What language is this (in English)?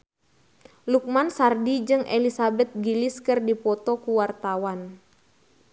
Sundanese